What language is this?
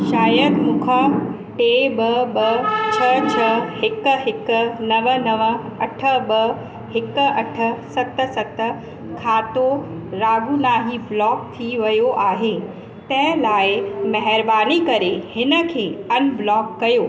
Sindhi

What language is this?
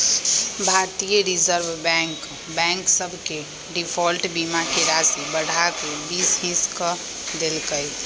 Magahi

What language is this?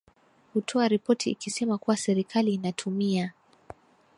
Swahili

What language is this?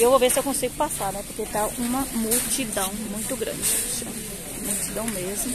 Portuguese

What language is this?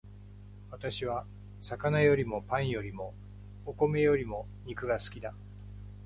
Japanese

